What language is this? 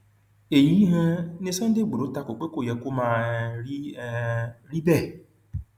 Yoruba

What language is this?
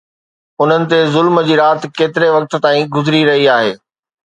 Sindhi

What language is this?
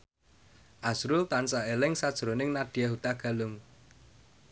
Javanese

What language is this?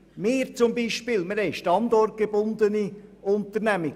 Swiss German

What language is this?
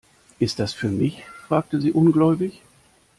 German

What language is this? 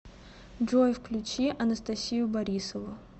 Russian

